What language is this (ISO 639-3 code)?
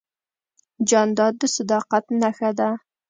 pus